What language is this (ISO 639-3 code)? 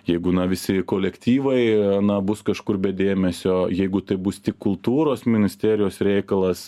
lit